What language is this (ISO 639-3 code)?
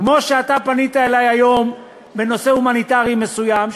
heb